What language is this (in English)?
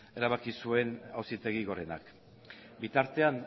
Basque